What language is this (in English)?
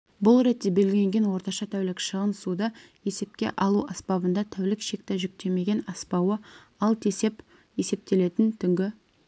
Kazakh